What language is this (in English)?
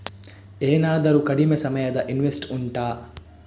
Kannada